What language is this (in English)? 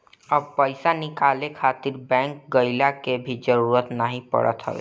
Bhojpuri